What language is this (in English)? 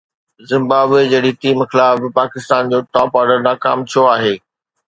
Sindhi